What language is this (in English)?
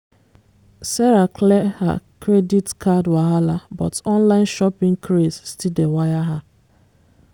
Nigerian Pidgin